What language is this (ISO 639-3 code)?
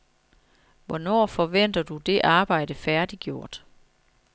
dan